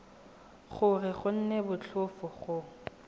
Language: Tswana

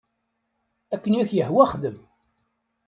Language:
Kabyle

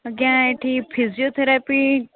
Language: Odia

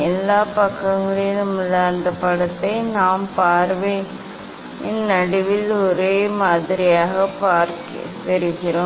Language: Tamil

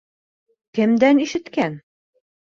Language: Bashkir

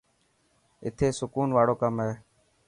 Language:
Dhatki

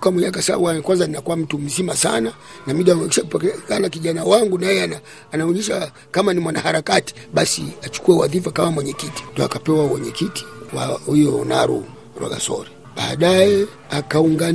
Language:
Swahili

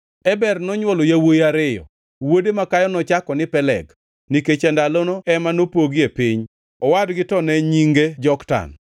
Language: Luo (Kenya and Tanzania)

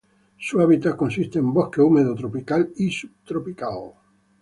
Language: Spanish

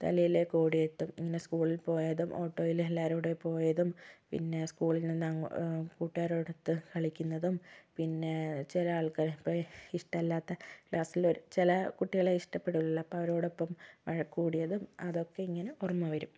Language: Malayalam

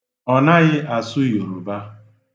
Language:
Igbo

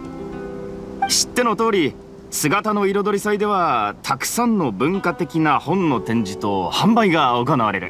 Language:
Japanese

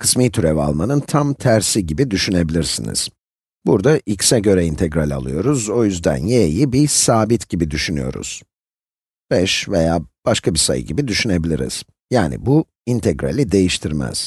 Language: Turkish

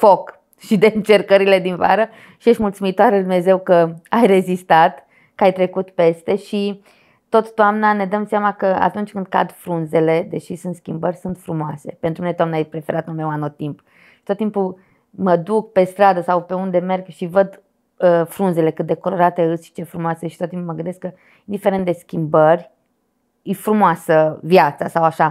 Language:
Romanian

